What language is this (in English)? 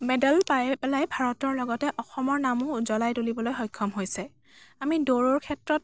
Assamese